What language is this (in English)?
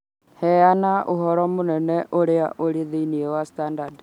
Kikuyu